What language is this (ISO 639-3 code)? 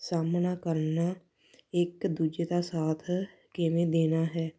pan